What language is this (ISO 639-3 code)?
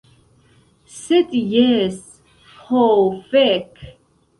epo